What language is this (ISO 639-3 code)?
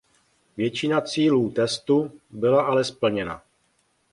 ces